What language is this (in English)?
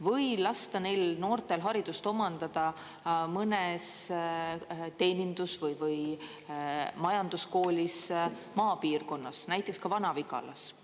Estonian